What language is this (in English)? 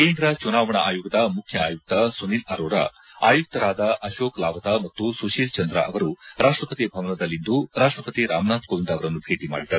Kannada